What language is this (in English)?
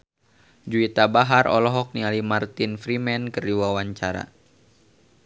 Sundanese